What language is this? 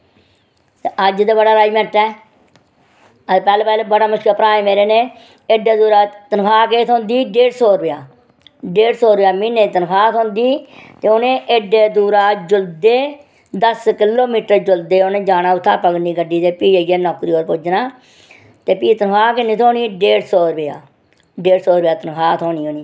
Dogri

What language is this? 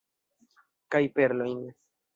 Esperanto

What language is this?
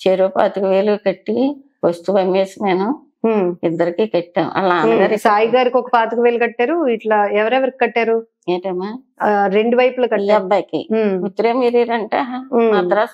Telugu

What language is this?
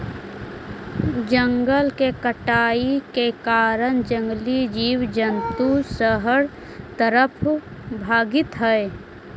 Magahi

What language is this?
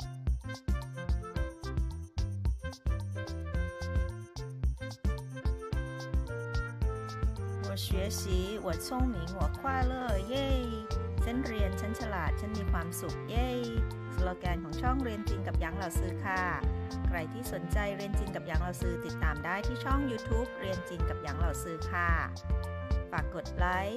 Thai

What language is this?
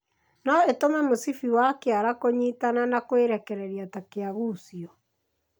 Kikuyu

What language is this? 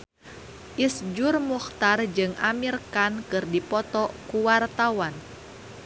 Sundanese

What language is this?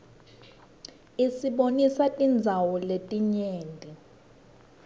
Swati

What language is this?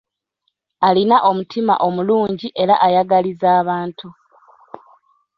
Ganda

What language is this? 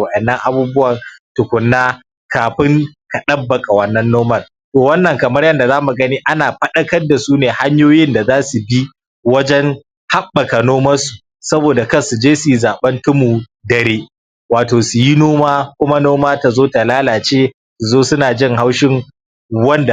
Hausa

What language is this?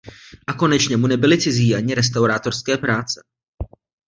Czech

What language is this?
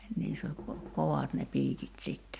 Finnish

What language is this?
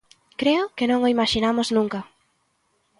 Galician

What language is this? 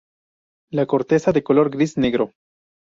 Spanish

